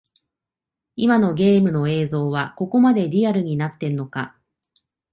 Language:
Japanese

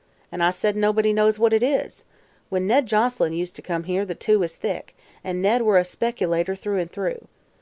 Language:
English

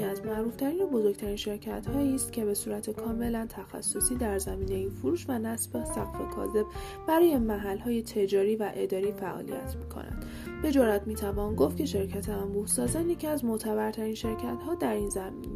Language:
Persian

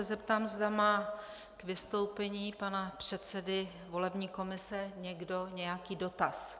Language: Czech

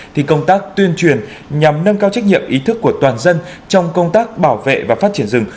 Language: Vietnamese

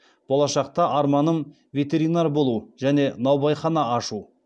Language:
Kazakh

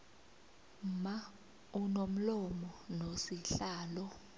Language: South Ndebele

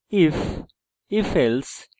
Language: Bangla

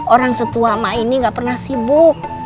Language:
Indonesian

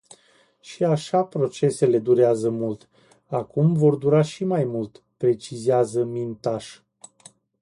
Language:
Romanian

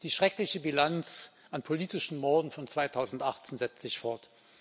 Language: German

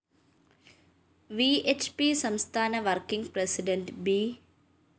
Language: Malayalam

